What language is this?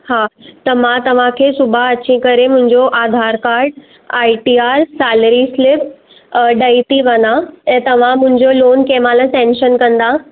Sindhi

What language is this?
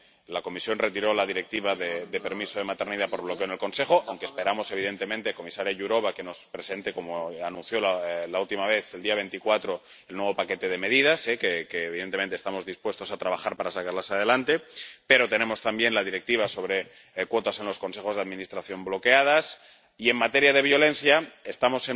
Spanish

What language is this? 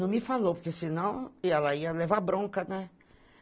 Portuguese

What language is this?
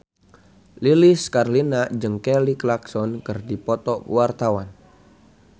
Sundanese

